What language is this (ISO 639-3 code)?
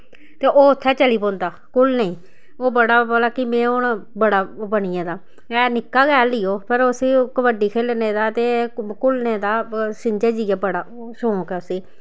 doi